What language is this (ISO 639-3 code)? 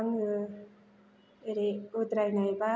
brx